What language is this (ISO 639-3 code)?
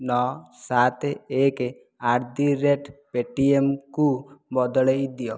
ori